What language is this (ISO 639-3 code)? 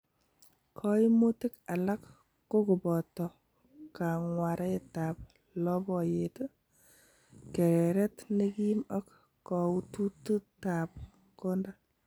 kln